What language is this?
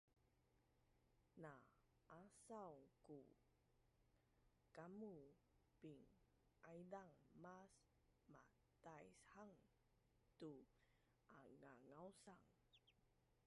Bunun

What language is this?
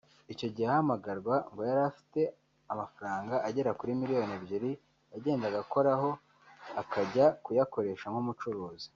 Kinyarwanda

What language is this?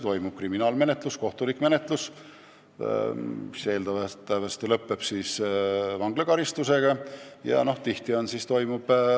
Estonian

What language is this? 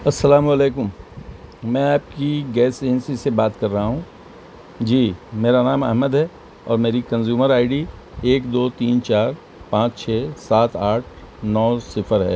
Urdu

